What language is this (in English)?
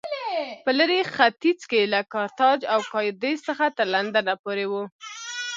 Pashto